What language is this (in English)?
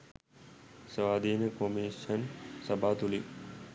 Sinhala